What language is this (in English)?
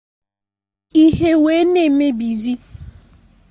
Igbo